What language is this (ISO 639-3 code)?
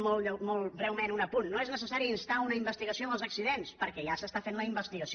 cat